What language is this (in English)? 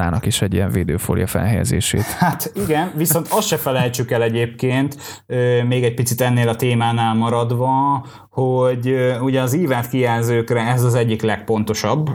Hungarian